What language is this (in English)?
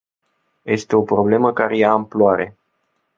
Romanian